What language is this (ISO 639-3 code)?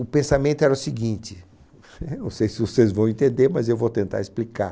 por